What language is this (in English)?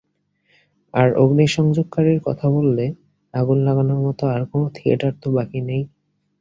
Bangla